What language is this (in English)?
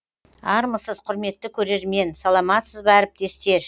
Kazakh